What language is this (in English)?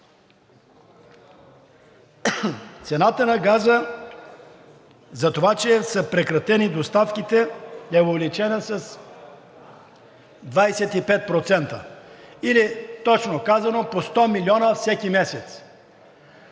Bulgarian